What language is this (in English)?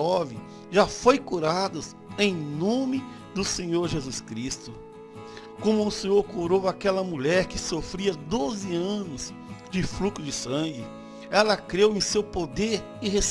Portuguese